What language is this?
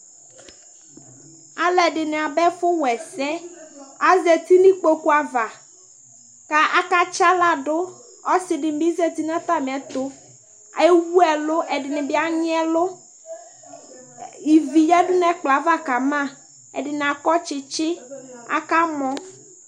Ikposo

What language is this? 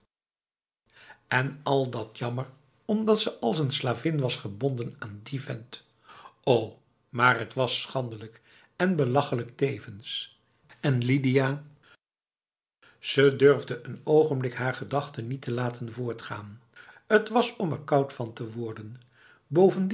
Dutch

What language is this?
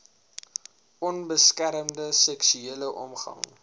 Afrikaans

